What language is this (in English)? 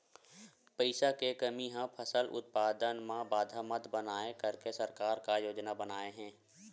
Chhattisgarhi